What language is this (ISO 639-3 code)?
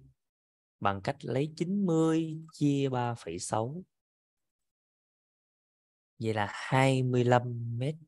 vie